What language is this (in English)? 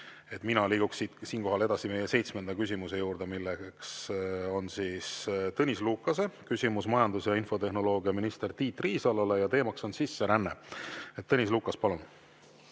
Estonian